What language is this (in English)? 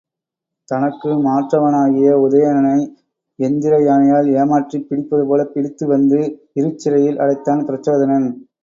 Tamil